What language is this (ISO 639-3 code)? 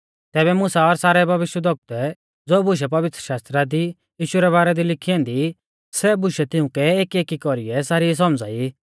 bfz